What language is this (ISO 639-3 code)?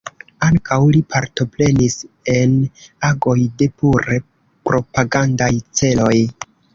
epo